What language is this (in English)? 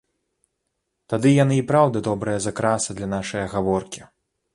Belarusian